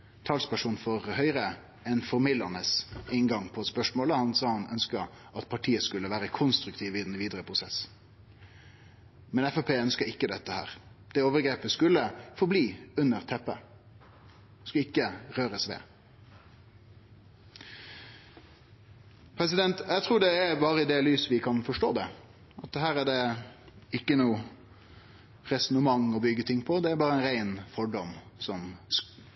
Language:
Norwegian Nynorsk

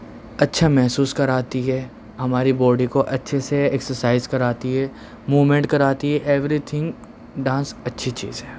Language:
Urdu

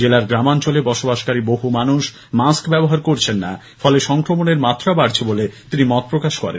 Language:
Bangla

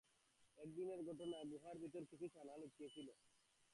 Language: Bangla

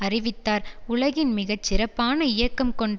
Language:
Tamil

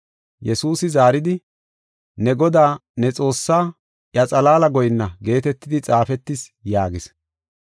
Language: Gofa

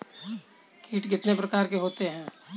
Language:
Hindi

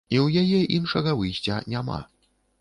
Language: Belarusian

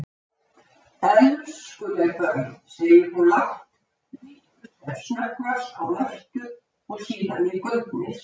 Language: Icelandic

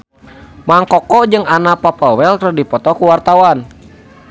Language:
Sundanese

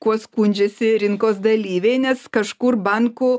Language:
Lithuanian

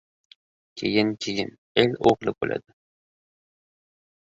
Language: Uzbek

